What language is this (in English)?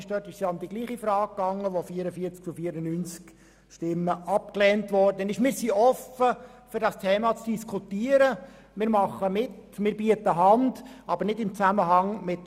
Swiss German